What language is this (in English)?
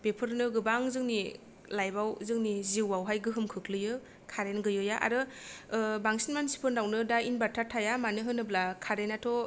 Bodo